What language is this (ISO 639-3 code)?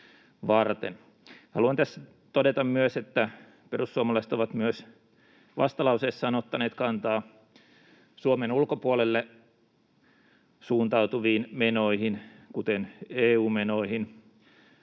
fin